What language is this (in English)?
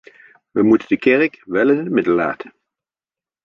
Dutch